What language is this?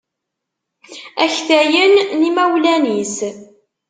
Kabyle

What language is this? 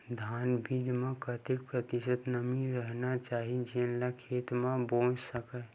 Chhattisgarhi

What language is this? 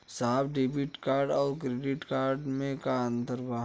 Bhojpuri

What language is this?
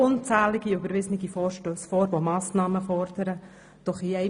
Swiss German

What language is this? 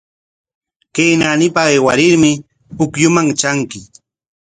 Corongo Ancash Quechua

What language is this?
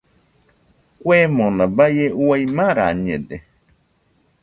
Nüpode Huitoto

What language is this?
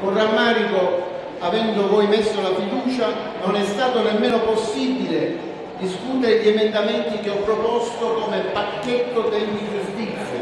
Italian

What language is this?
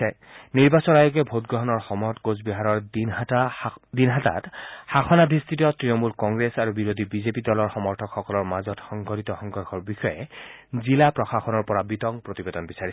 Assamese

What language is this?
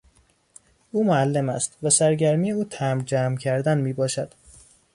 Persian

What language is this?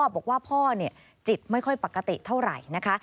Thai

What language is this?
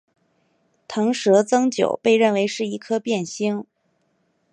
Chinese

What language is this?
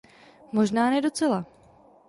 Czech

